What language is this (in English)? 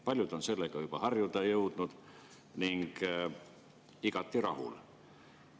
Estonian